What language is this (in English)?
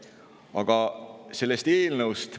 Estonian